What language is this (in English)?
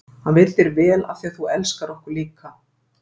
Icelandic